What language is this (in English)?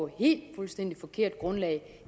Danish